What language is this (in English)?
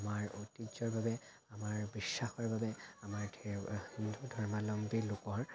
Assamese